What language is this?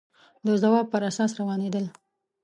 Pashto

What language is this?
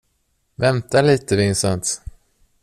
Swedish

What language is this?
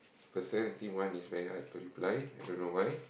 English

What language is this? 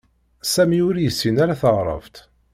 Kabyle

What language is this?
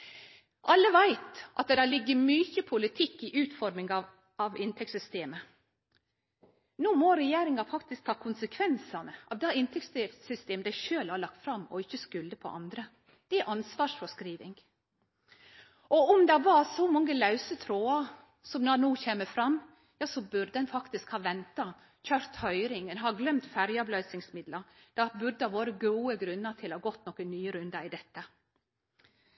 Norwegian Nynorsk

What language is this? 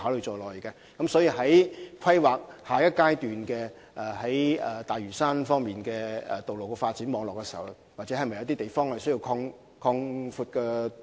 Cantonese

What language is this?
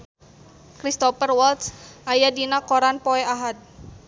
Sundanese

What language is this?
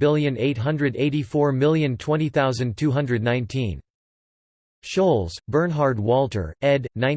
English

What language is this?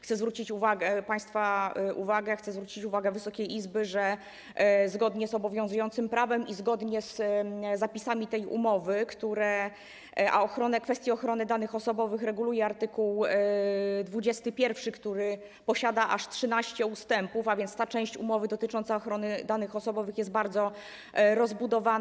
Polish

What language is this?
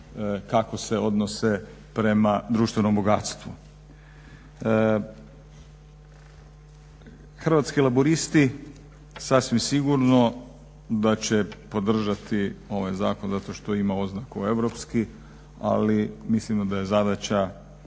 Croatian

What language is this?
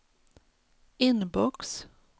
Swedish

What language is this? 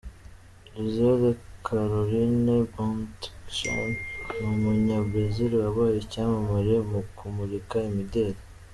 Kinyarwanda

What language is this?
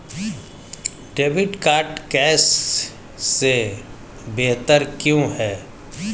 Hindi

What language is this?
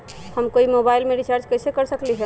Magahi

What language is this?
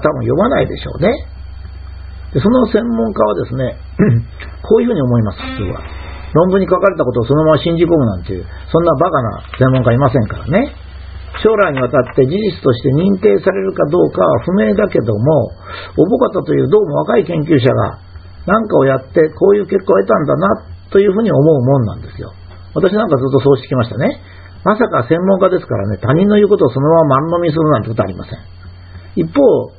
Japanese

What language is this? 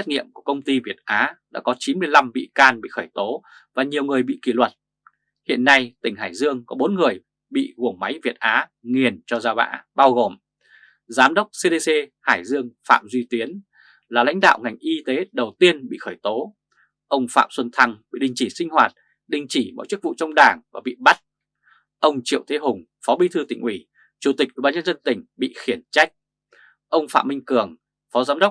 Vietnamese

